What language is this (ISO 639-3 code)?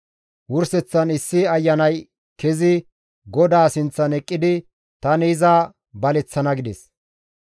gmv